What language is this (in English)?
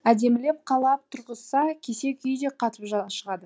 Kazakh